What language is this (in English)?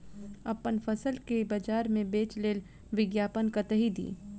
Maithili